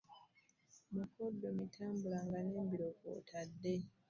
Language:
Ganda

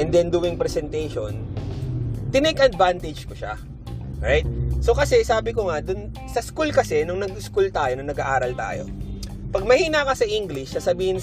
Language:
Filipino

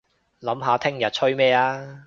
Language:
Cantonese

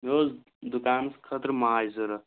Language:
Kashmiri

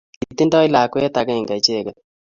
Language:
Kalenjin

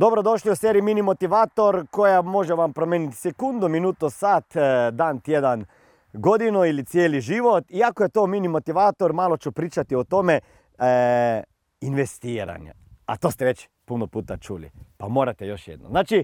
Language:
Croatian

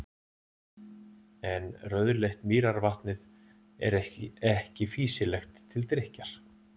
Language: Icelandic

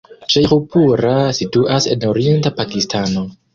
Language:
Esperanto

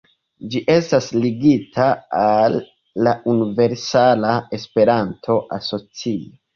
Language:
Esperanto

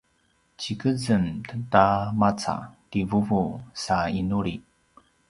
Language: Paiwan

